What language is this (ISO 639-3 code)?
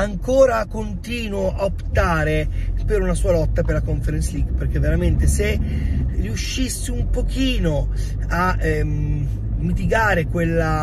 ita